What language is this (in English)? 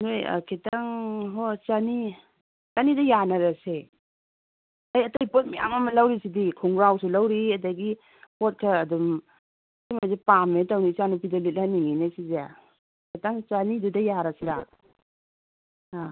Manipuri